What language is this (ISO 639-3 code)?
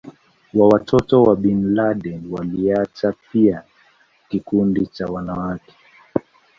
swa